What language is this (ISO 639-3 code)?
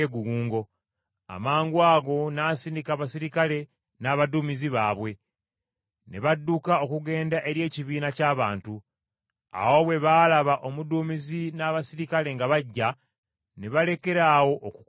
lug